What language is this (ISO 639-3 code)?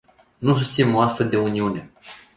ron